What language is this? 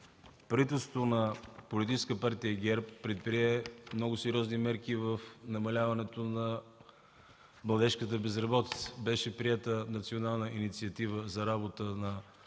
Bulgarian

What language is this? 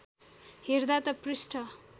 Nepali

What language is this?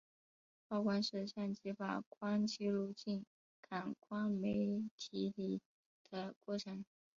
Chinese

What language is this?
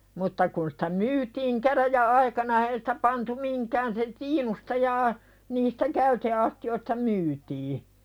Finnish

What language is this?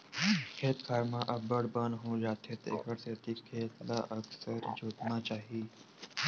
Chhattisgarhi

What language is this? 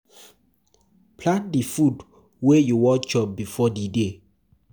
Nigerian Pidgin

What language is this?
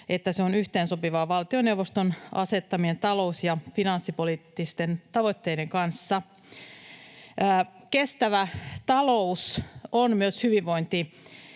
Finnish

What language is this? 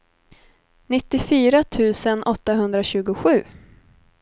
Swedish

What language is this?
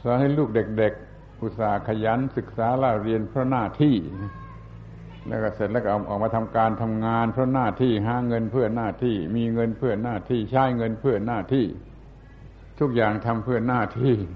Thai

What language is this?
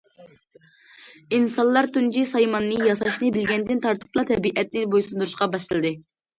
Uyghur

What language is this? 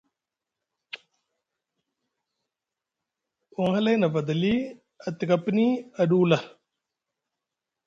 Musgu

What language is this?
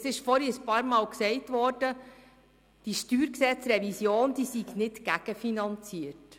Swiss German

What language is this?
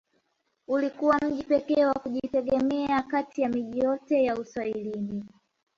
Swahili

